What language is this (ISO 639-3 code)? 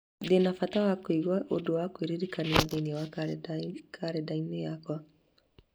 kik